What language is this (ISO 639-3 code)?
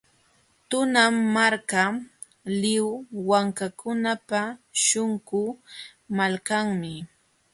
qxw